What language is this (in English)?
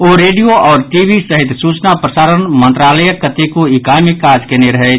Maithili